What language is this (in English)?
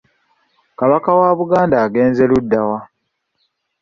Ganda